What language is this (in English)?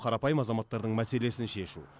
Kazakh